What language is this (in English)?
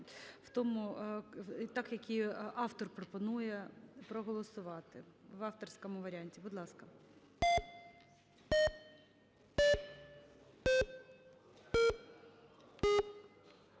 Ukrainian